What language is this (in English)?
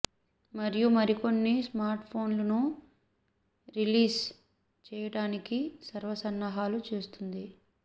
Telugu